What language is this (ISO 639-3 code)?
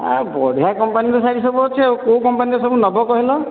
ori